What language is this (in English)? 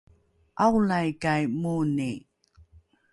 Rukai